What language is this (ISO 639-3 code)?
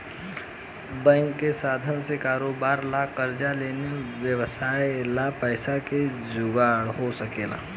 bho